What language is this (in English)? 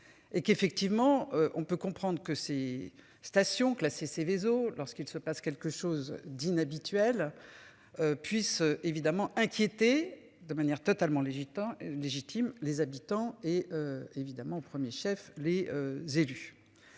French